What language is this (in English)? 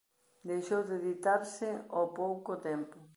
Galician